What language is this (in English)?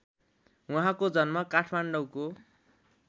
Nepali